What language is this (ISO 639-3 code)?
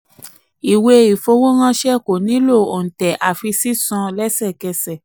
yor